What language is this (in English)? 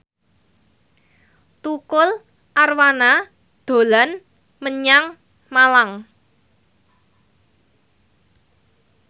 Javanese